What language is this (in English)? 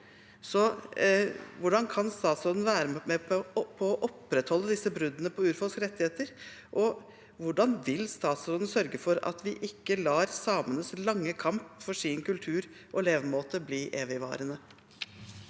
Norwegian